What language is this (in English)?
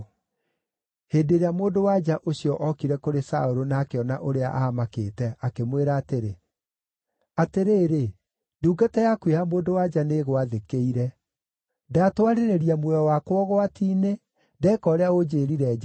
Kikuyu